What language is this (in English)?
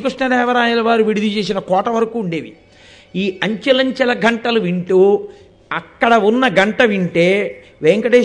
Telugu